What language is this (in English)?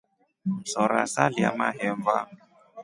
Rombo